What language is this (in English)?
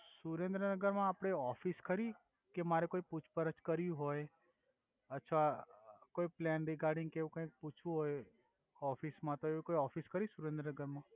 Gujarati